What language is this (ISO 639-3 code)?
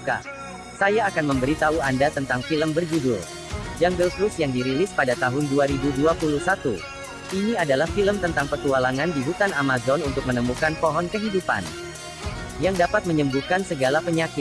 ind